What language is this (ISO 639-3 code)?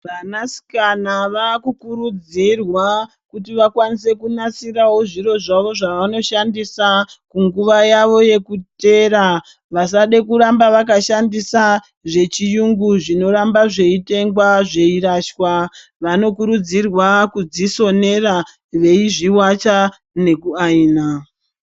ndc